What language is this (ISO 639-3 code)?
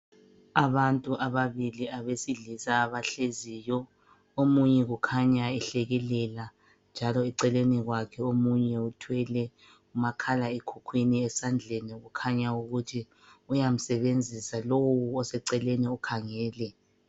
nde